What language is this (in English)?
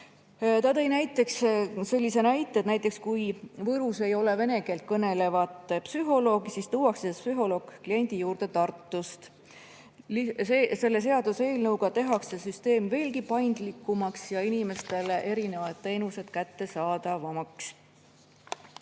Estonian